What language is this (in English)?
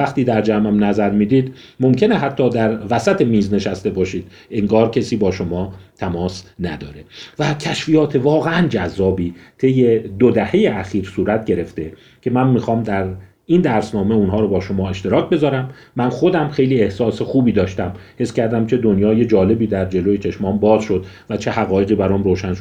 Persian